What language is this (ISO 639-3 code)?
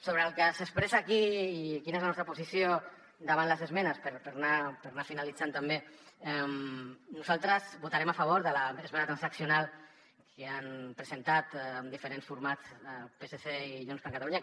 cat